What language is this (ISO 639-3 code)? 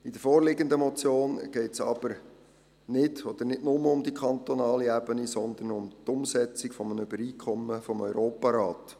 gsw